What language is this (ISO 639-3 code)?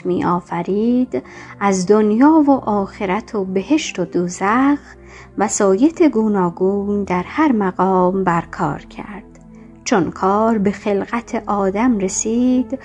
fas